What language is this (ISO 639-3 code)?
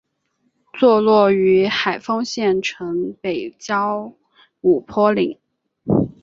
zho